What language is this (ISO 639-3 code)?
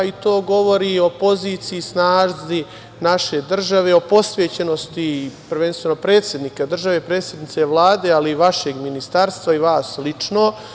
srp